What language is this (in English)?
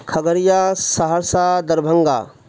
Urdu